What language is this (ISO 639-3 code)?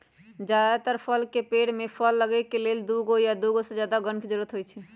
mag